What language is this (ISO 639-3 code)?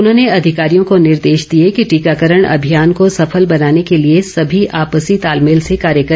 hin